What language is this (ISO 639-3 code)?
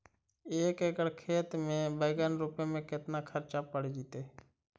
mag